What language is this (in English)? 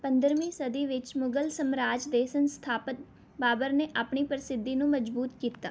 Punjabi